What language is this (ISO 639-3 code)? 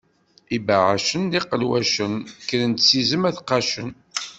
kab